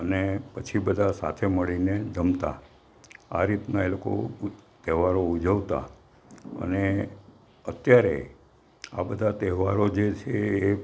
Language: Gujarati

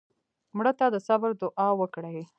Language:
Pashto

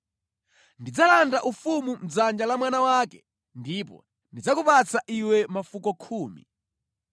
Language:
Nyanja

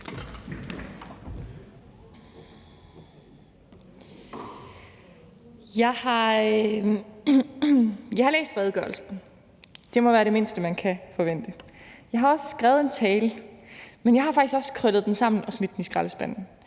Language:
Danish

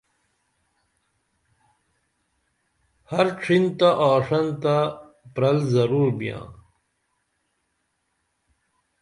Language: Dameli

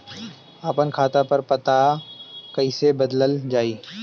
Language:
Bhojpuri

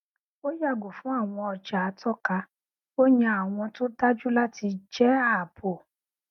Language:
Yoruba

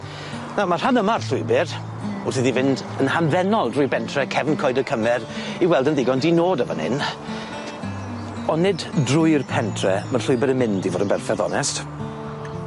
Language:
Welsh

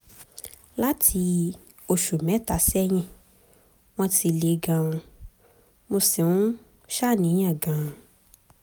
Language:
Yoruba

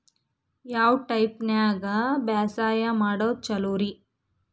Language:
Kannada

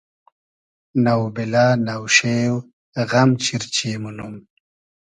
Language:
Hazaragi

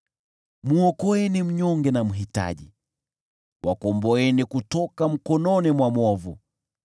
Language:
Swahili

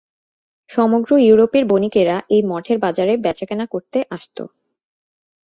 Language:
Bangla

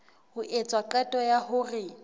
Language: Southern Sotho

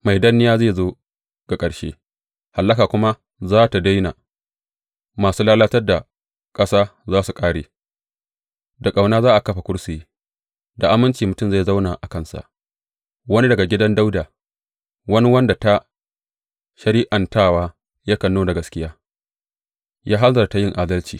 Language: Hausa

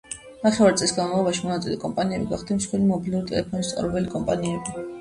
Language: Georgian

